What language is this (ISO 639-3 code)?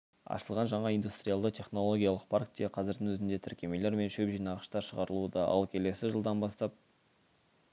kaz